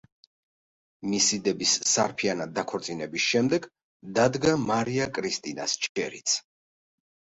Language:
Georgian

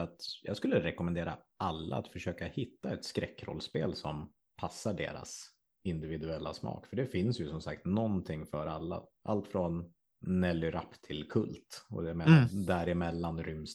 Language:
Swedish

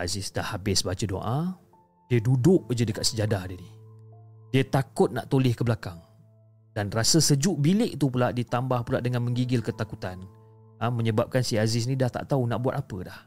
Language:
Malay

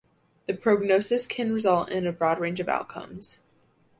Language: English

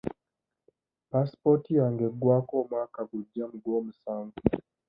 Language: Ganda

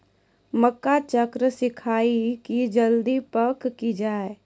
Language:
Maithili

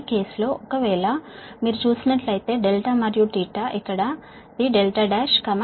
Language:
Telugu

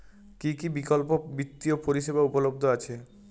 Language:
Bangla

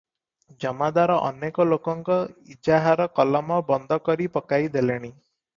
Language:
Odia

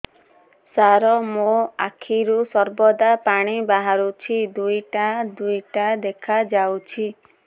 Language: Odia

